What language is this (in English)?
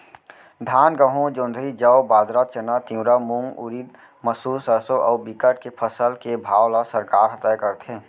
Chhattisgarhi